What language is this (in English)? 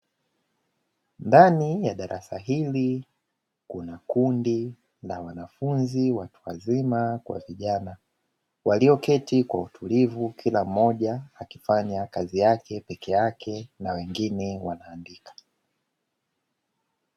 Swahili